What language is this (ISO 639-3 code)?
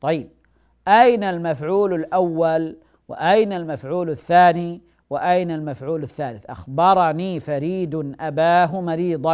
ara